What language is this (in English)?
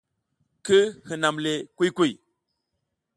South Giziga